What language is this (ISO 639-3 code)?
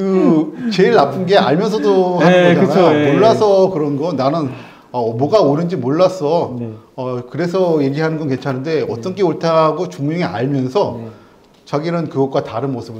kor